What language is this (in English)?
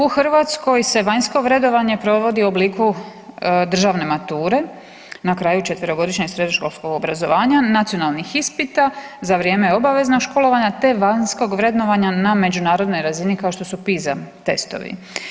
Croatian